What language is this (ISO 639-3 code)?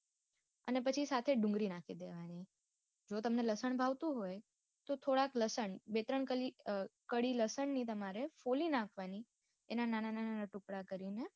guj